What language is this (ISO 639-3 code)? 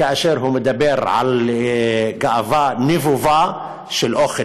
heb